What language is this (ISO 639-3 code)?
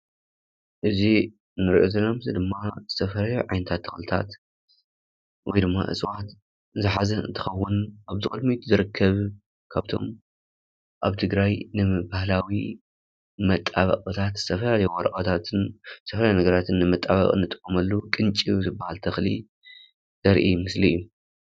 tir